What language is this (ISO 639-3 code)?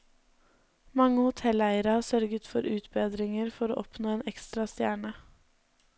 nor